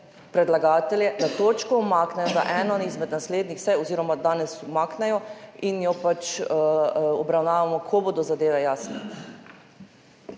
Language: Slovenian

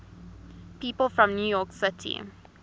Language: English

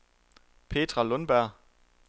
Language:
Danish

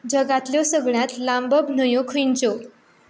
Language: Konkani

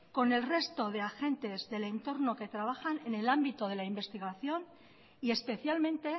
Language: Spanish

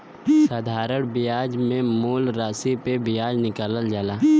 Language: Bhojpuri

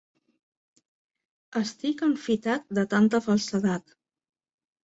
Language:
Catalan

